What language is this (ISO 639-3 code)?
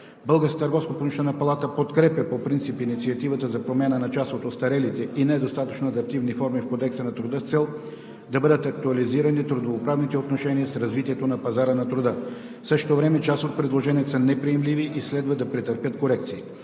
bul